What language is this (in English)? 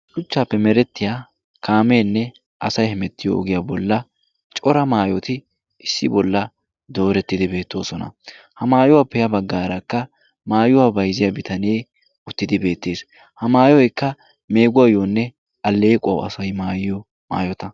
Wolaytta